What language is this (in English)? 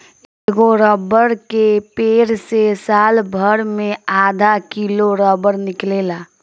Bhojpuri